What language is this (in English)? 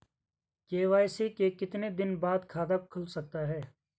Hindi